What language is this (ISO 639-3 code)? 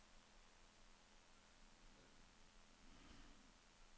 nor